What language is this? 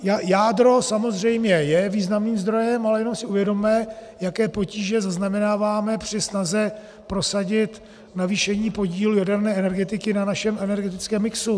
Czech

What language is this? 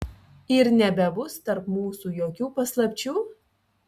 Lithuanian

